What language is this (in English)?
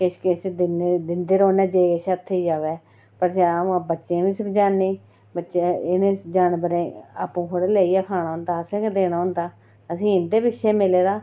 Dogri